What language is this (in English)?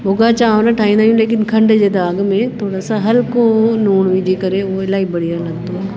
Sindhi